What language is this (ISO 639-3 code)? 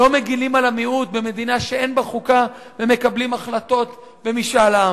heb